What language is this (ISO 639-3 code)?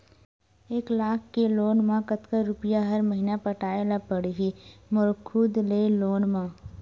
hne